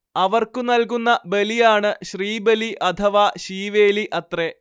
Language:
Malayalam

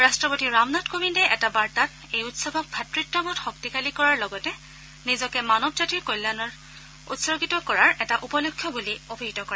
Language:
Assamese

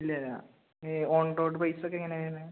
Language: Malayalam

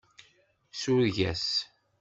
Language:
Kabyle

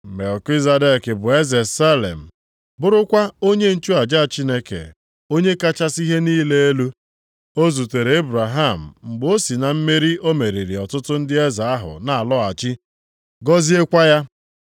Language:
Igbo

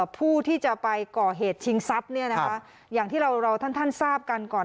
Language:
Thai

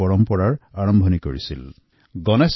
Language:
Assamese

